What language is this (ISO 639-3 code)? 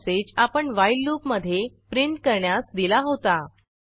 mar